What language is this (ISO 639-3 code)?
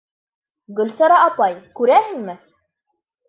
bak